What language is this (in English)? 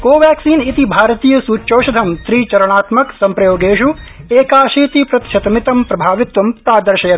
Sanskrit